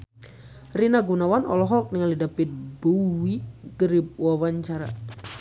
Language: Sundanese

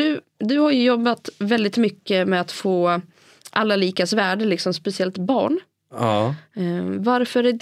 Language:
Swedish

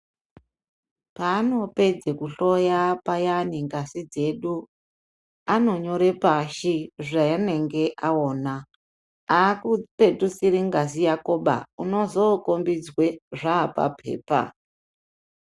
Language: Ndau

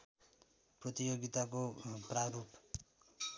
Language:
Nepali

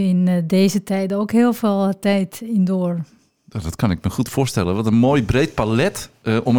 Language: Dutch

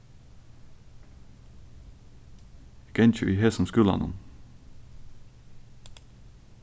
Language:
Faroese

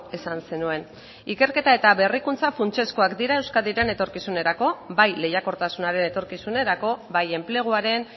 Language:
Basque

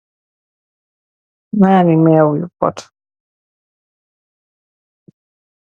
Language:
Wolof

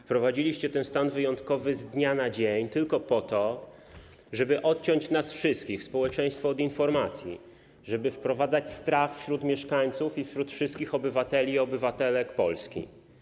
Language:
Polish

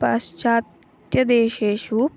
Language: Sanskrit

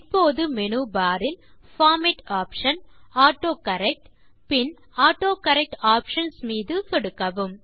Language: Tamil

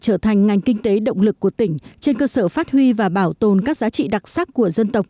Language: Vietnamese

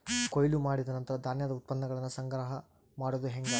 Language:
Kannada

